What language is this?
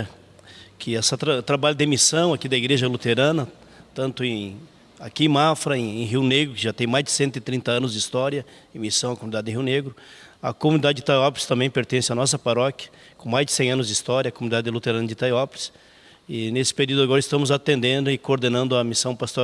Portuguese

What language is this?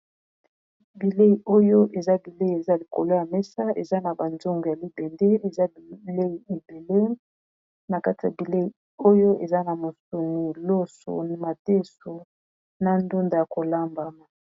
Lingala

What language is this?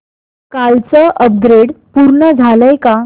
Marathi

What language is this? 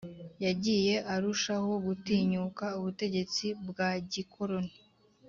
Kinyarwanda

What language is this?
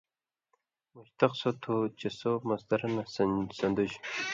Indus Kohistani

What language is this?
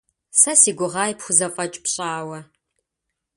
Kabardian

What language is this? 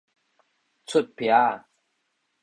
Min Nan Chinese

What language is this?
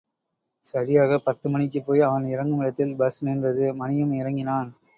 Tamil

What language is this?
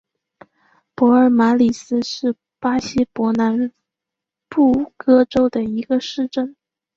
Chinese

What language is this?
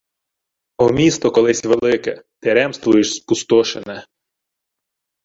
Ukrainian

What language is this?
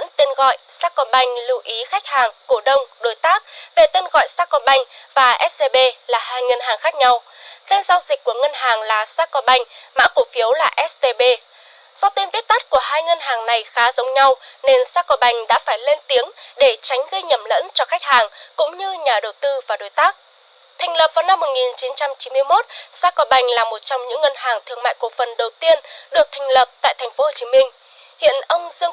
Vietnamese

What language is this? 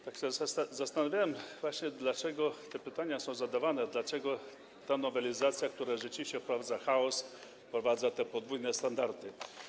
Polish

